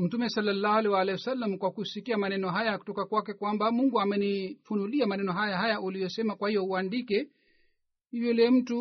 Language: Swahili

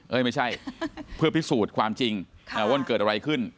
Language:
Thai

